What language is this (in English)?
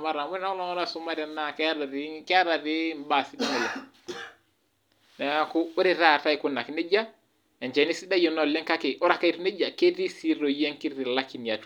Masai